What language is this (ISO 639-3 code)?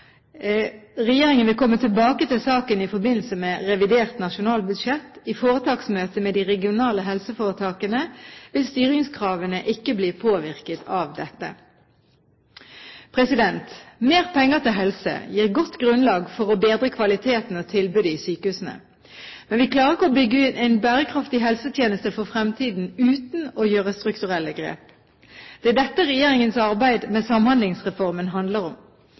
nob